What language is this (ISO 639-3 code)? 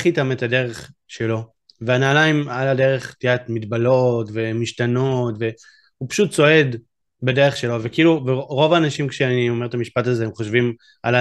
heb